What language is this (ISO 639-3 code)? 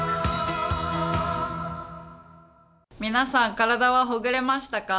jpn